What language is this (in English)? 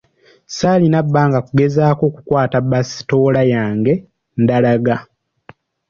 Ganda